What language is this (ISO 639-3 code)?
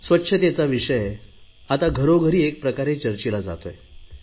mar